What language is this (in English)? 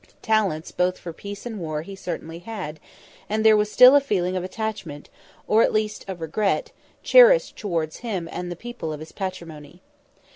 English